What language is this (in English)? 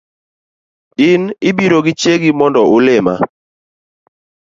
Luo (Kenya and Tanzania)